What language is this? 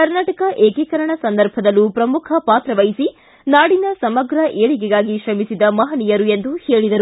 Kannada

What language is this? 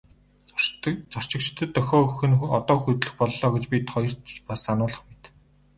Mongolian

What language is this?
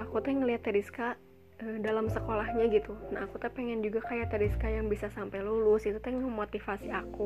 Indonesian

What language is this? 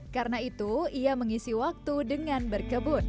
Indonesian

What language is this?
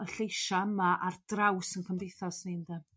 Welsh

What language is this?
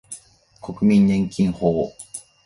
Japanese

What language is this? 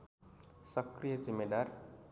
Nepali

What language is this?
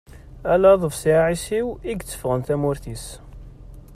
Kabyle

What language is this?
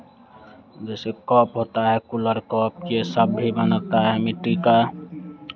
Hindi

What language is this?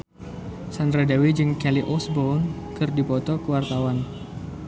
Sundanese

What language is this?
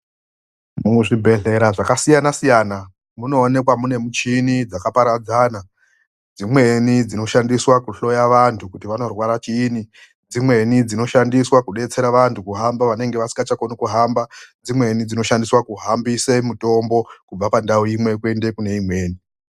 Ndau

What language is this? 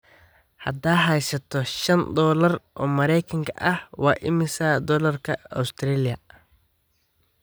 Somali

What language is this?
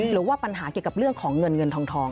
Thai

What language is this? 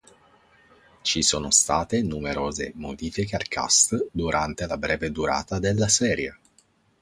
Italian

